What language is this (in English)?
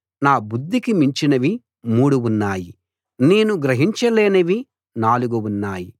Telugu